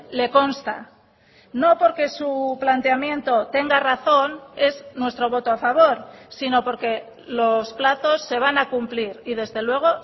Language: Spanish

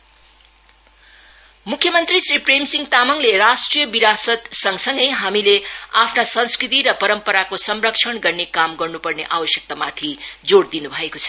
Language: Nepali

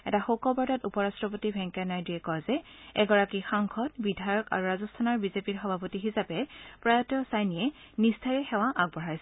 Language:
Assamese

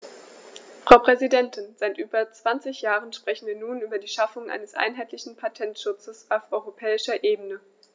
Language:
German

